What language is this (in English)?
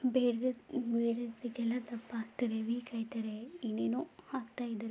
Kannada